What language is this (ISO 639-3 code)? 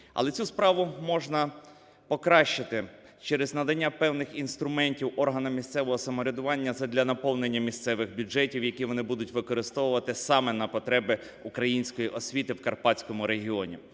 ukr